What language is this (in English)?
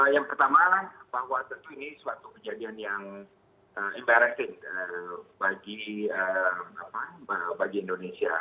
Indonesian